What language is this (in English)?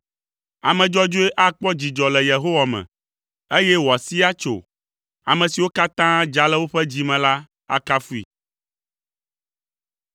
Ewe